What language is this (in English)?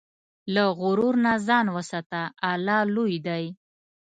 Pashto